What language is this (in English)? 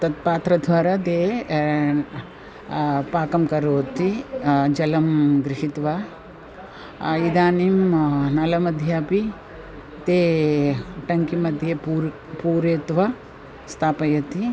Sanskrit